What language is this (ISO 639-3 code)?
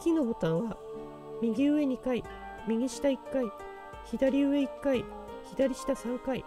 jpn